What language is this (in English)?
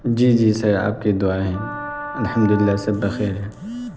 Urdu